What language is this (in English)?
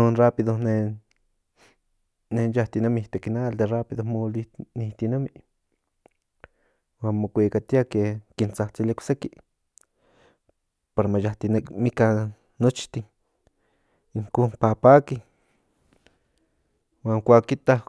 Central Nahuatl